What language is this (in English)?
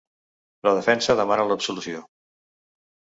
Catalan